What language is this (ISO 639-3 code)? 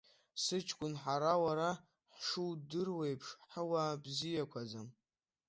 abk